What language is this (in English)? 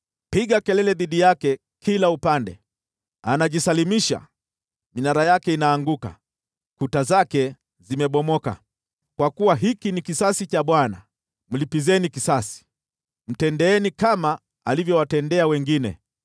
Swahili